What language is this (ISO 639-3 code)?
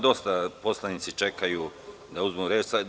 srp